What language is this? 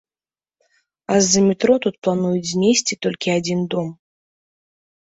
Belarusian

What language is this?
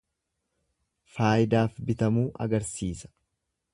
Oromo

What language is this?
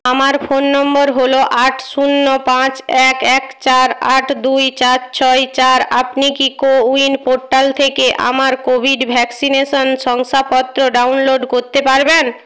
Bangla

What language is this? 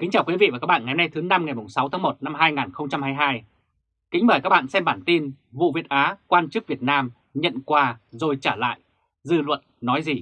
Vietnamese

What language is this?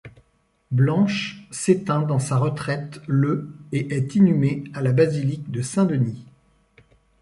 French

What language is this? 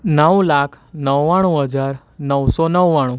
Gujarati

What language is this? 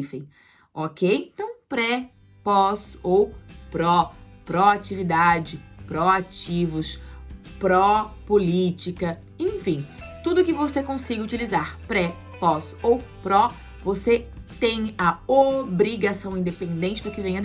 Portuguese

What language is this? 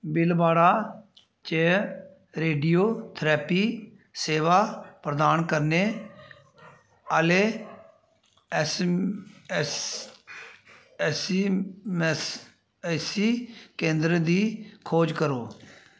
Dogri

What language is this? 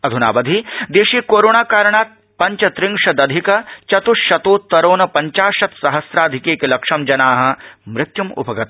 Sanskrit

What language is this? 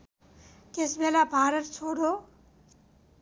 Nepali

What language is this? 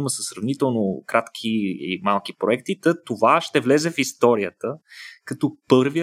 Bulgarian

